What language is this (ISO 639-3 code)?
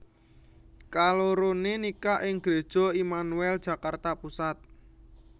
jav